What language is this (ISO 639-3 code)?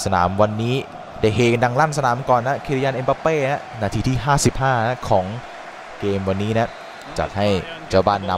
tha